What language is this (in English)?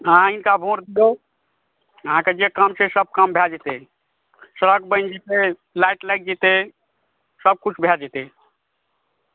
Maithili